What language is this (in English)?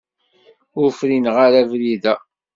Kabyle